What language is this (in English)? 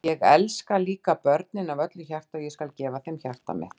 Icelandic